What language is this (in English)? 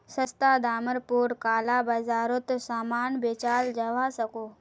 Magahi